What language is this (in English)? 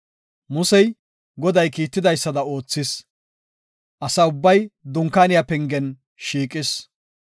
Gofa